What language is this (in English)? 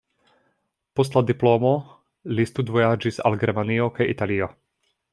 Esperanto